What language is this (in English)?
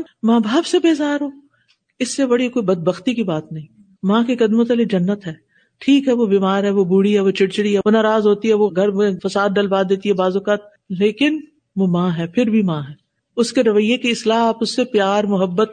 Urdu